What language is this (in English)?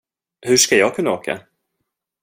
Swedish